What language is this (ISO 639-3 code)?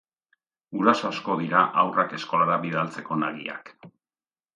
eus